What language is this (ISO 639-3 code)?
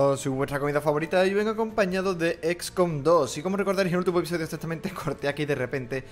spa